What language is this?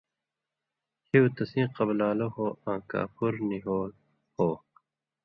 Indus Kohistani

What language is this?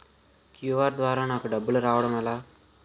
Telugu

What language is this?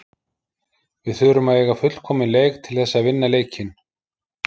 Icelandic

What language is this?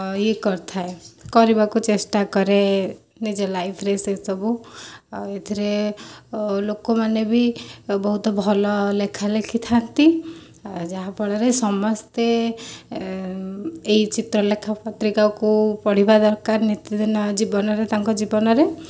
Odia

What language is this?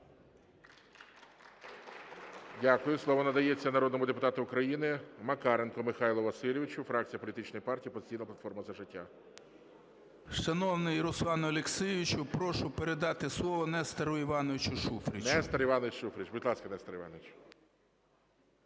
Ukrainian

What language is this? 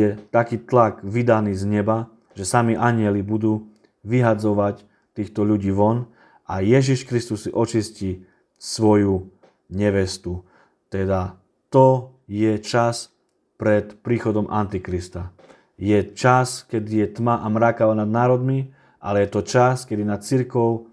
Slovak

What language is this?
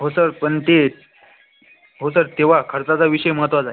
Marathi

